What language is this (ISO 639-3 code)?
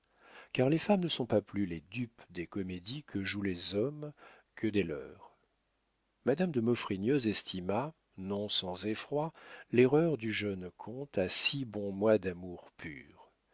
fra